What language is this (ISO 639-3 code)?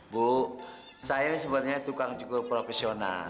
ind